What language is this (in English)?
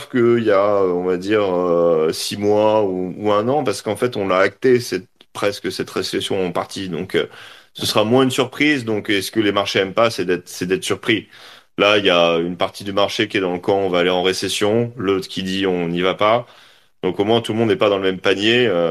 French